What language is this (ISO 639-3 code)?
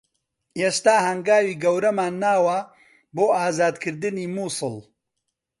ckb